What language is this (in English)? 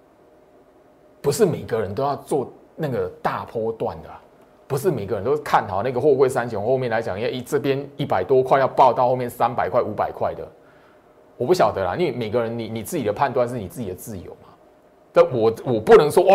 Chinese